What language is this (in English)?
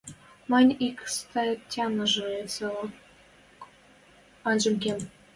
Western Mari